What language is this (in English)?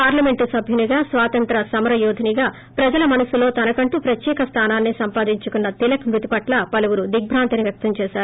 Telugu